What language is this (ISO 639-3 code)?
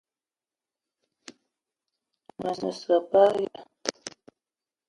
eto